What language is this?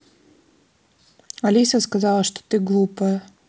Russian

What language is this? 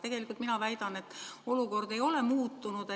Estonian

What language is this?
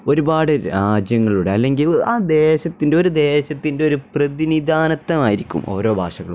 Malayalam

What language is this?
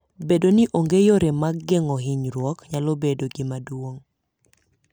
Luo (Kenya and Tanzania)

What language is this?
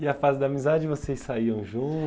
Portuguese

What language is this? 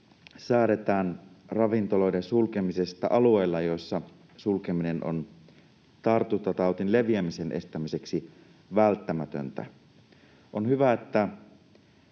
Finnish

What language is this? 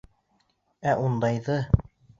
Bashkir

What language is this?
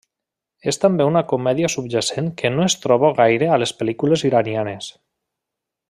Catalan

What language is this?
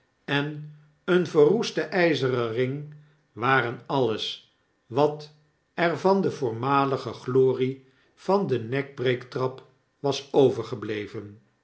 Dutch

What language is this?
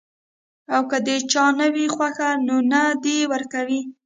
Pashto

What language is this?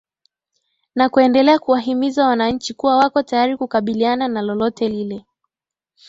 Swahili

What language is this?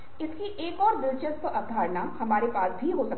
Hindi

